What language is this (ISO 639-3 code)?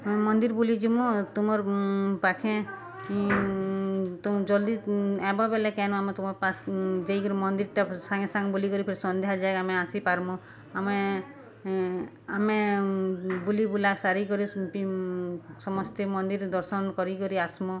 ori